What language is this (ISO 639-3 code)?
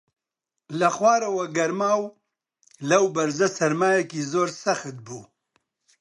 ckb